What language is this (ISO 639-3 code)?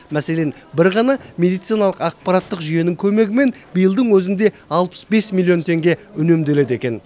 kaz